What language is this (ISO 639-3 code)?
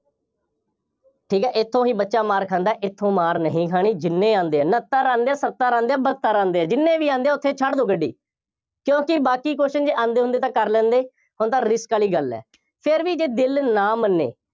pan